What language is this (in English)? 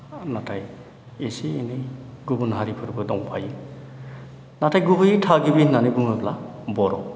Bodo